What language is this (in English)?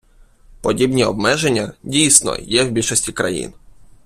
Ukrainian